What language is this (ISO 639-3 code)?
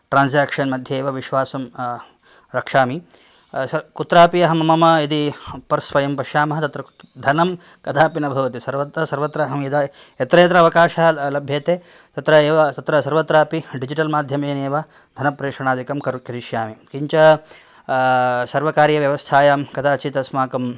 san